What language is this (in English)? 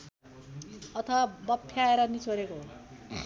Nepali